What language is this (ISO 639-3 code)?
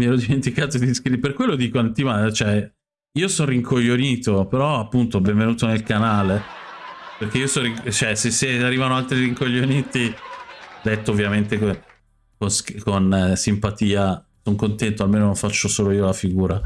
ita